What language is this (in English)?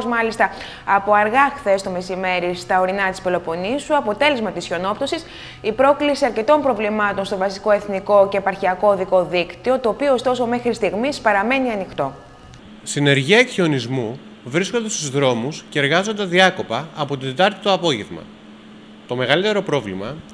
Greek